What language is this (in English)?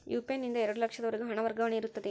Kannada